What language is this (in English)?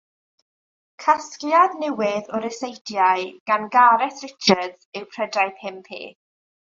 Welsh